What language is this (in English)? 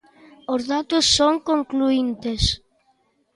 Galician